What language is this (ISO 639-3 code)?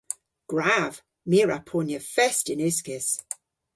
cor